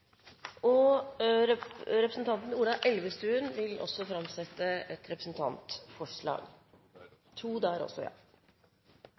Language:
Norwegian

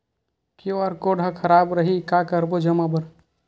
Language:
Chhattisgarhi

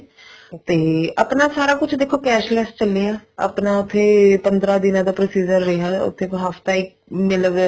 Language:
Punjabi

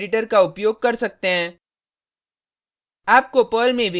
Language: Hindi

